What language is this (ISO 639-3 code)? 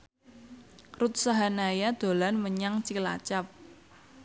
jav